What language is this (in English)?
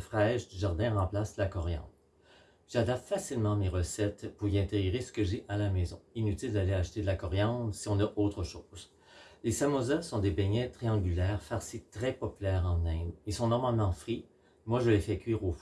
French